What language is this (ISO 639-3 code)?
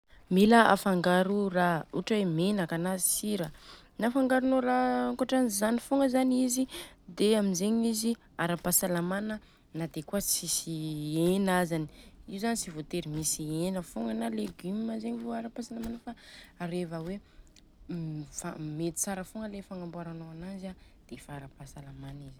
bzc